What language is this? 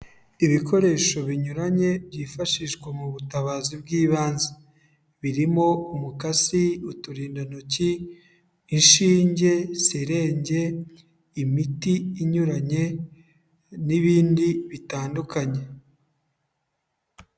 Kinyarwanda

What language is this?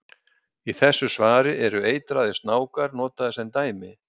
Icelandic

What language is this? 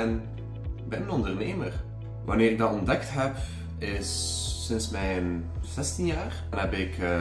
Dutch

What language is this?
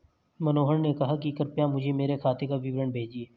Hindi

